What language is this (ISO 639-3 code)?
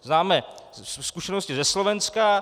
ces